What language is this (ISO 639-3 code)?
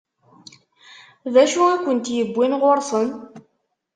kab